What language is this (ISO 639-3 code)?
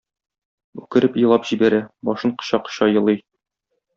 tat